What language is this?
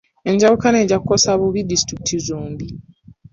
Ganda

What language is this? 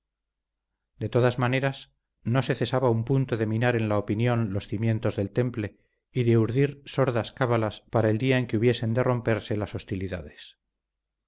Spanish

